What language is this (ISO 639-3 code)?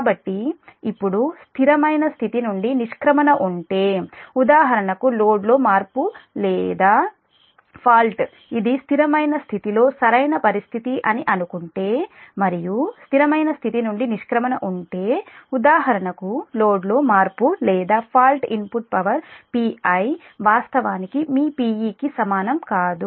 tel